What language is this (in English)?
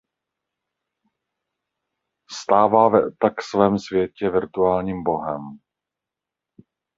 Czech